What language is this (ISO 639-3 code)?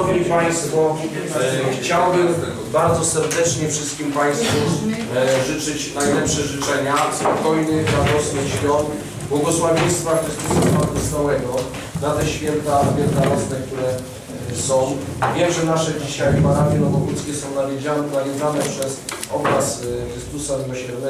pol